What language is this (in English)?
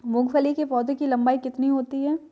Hindi